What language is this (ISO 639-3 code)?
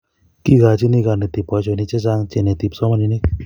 kln